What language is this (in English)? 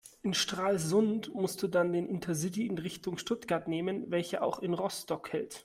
German